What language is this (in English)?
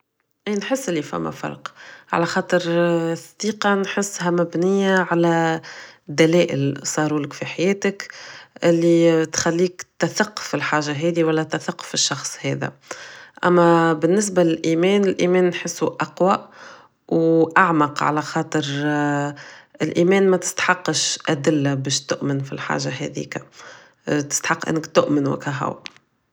Tunisian Arabic